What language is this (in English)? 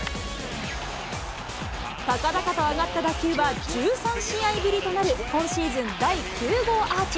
Japanese